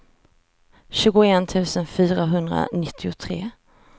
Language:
Swedish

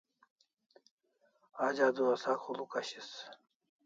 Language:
Kalasha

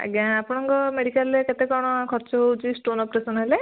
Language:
Odia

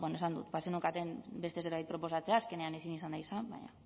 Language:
Basque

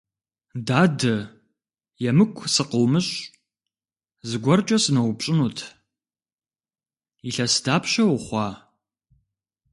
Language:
Kabardian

